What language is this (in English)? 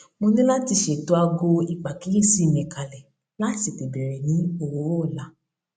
Yoruba